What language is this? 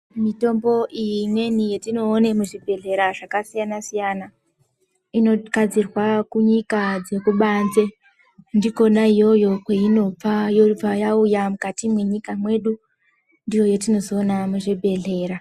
Ndau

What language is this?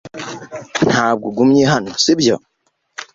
Kinyarwanda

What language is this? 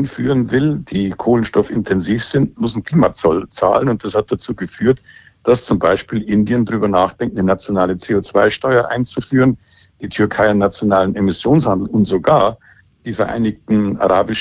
German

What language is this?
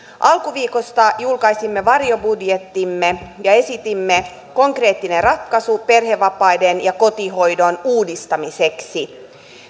Finnish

